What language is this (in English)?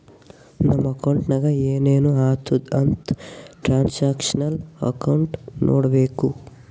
Kannada